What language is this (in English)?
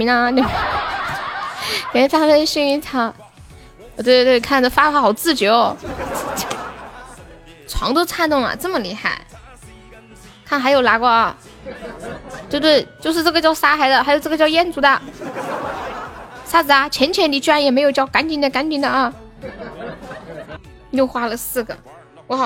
Chinese